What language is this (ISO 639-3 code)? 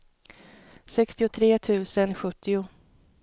swe